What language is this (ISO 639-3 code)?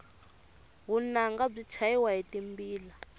tso